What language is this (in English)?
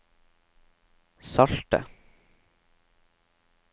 Norwegian